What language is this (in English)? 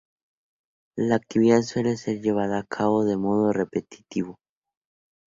Spanish